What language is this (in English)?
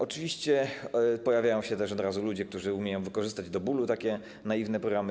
Polish